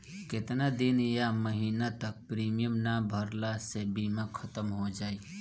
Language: Bhojpuri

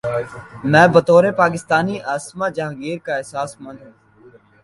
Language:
Urdu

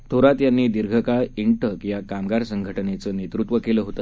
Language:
Marathi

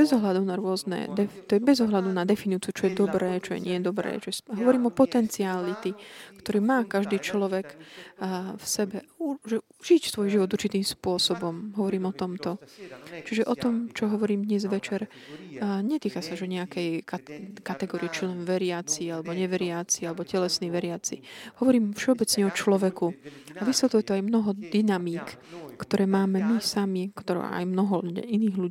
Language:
Slovak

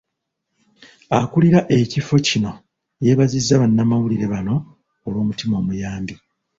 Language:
Ganda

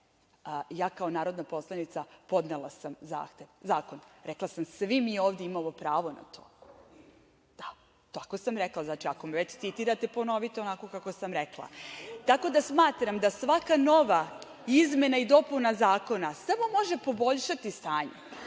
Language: Serbian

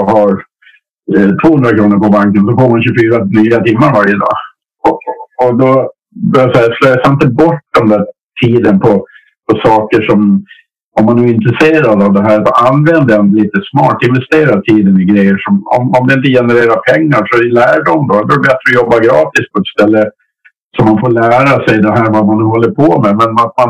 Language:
Swedish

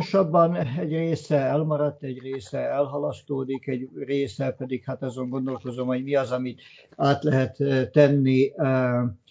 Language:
Hungarian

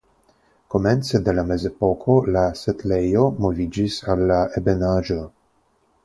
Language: Esperanto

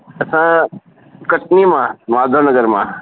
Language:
Sindhi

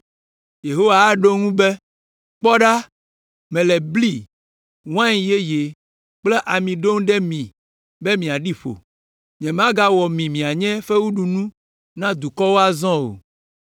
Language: Ewe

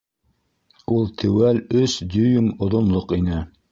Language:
Bashkir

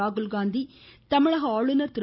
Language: Tamil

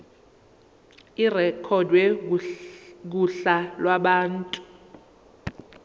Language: Zulu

